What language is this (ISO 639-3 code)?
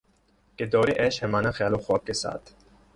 urd